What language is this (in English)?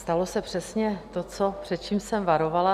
Czech